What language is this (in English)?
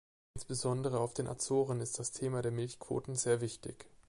German